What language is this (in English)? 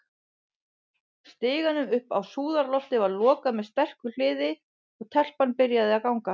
Icelandic